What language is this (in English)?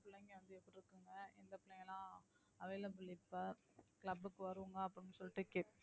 Tamil